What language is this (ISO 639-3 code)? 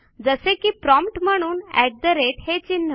mar